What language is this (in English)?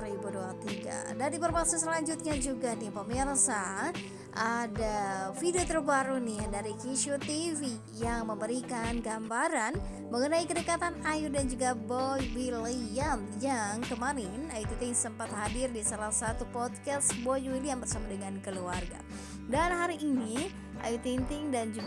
Indonesian